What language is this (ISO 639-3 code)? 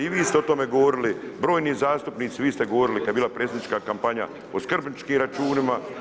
hrv